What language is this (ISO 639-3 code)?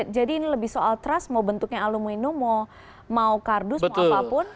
ind